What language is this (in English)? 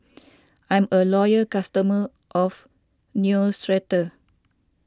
English